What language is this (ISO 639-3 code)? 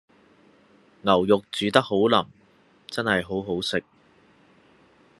yue